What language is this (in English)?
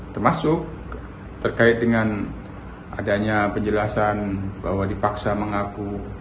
Indonesian